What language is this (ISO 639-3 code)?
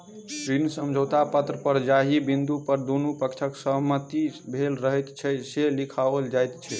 mai